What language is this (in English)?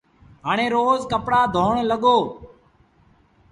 Sindhi Bhil